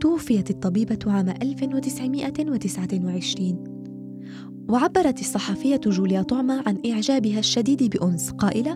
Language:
Arabic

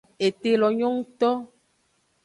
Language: Aja (Benin)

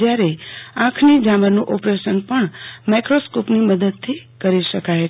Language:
Gujarati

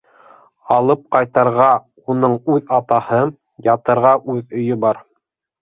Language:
Bashkir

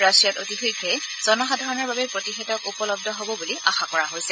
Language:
Assamese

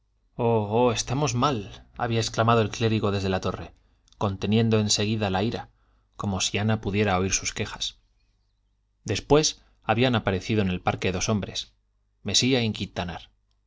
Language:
Spanish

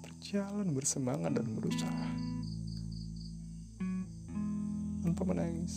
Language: Malay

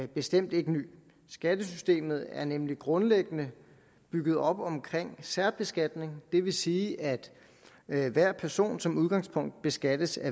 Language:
Danish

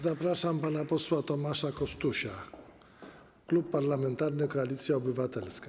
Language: Polish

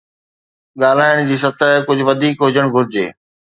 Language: Sindhi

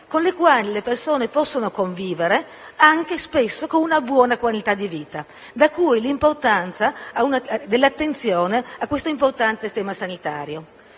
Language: Italian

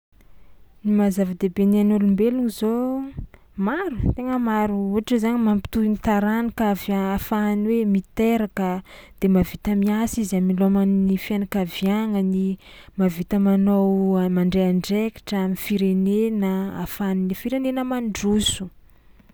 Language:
Tsimihety Malagasy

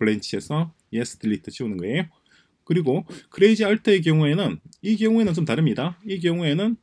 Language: Korean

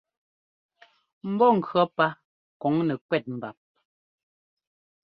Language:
Ngomba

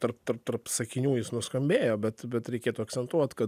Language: Lithuanian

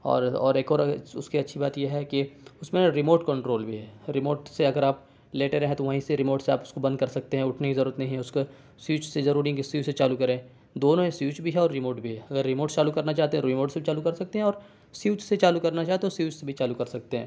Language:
Urdu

